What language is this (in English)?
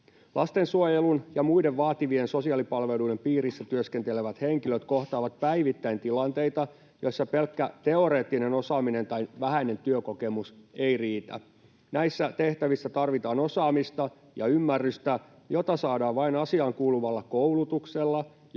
Finnish